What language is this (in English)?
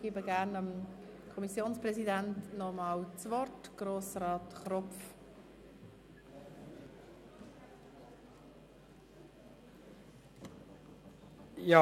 Swiss German